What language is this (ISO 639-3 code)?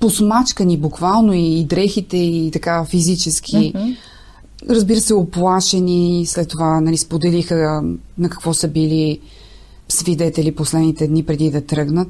bul